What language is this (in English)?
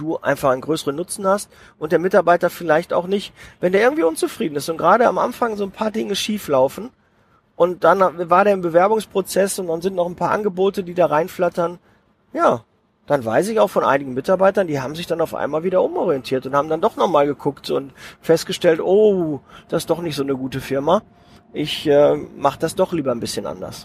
German